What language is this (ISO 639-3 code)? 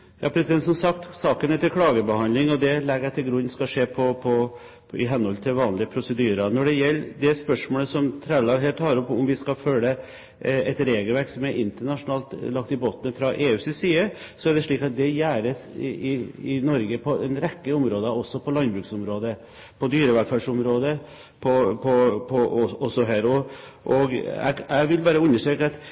nob